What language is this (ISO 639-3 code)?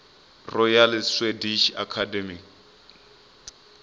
ven